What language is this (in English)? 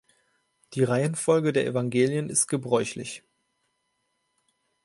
German